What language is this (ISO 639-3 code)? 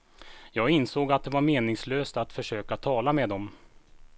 swe